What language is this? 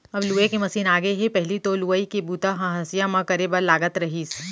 Chhattisgarhi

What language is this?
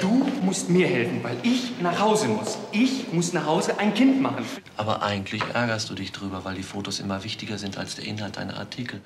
German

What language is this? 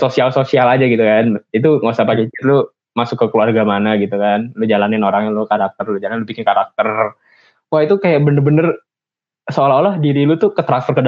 Indonesian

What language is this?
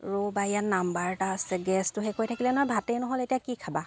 Assamese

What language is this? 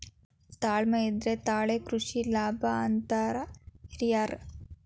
Kannada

